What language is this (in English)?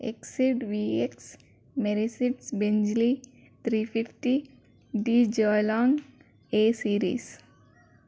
Telugu